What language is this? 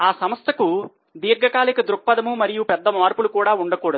Telugu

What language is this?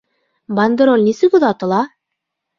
Bashkir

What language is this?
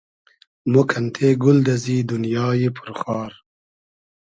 Hazaragi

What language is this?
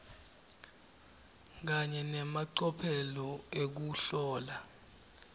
Swati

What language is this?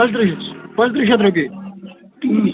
Kashmiri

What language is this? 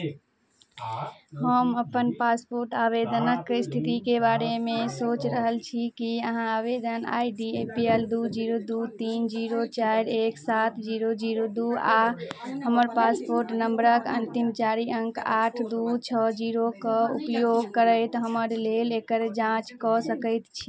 Maithili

